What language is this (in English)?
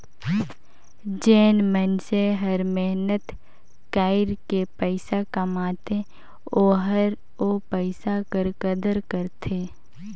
Chhattisgarhi